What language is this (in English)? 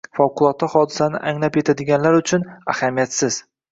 Uzbek